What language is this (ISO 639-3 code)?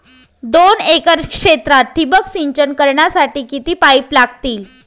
mar